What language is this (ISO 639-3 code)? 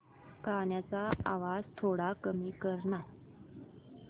mar